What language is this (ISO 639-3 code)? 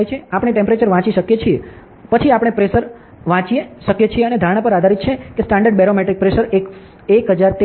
guj